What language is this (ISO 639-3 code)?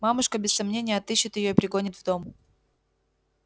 rus